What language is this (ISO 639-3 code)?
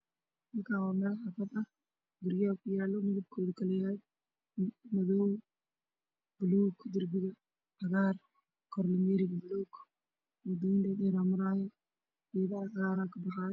som